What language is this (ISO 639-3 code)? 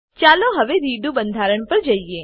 guj